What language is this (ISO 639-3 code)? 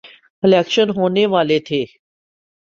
urd